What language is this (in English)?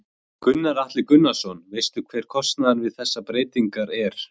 Icelandic